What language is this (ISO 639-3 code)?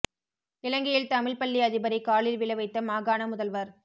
tam